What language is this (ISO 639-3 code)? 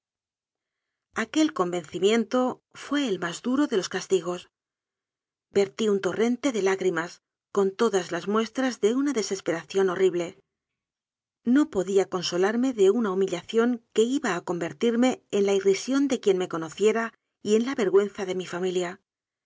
spa